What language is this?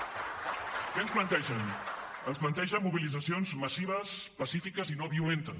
Catalan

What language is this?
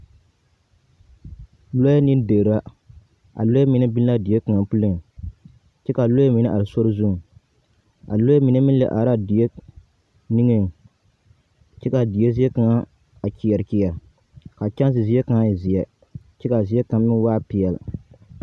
Southern Dagaare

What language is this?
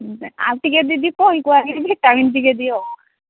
Odia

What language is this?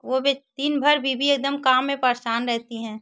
Hindi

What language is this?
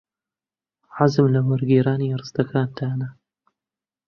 Central Kurdish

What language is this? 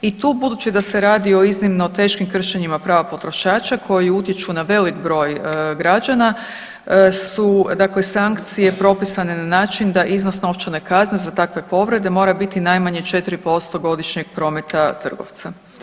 Croatian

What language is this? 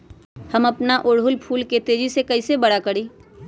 Magahi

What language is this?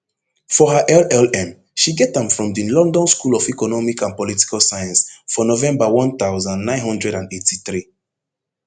Nigerian Pidgin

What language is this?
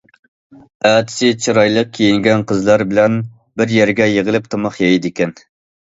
Uyghur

